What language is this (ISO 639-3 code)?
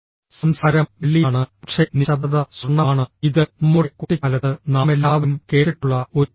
mal